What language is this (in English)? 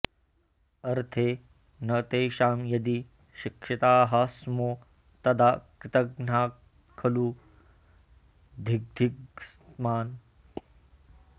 Sanskrit